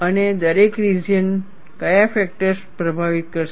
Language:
Gujarati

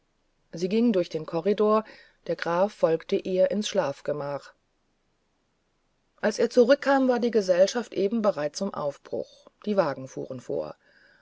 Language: German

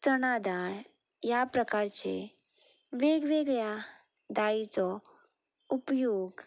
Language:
Konkani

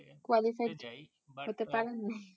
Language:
Bangla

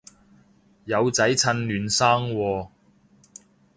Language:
Cantonese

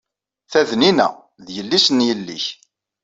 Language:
Kabyle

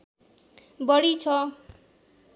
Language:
Nepali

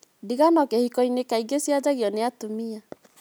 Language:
Kikuyu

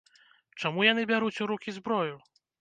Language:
Belarusian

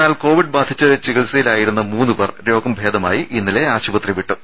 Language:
Malayalam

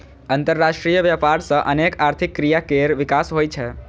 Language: Maithili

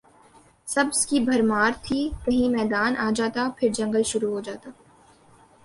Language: Urdu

